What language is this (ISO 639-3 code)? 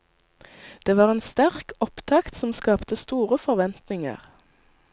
nor